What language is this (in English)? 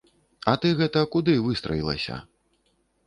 Belarusian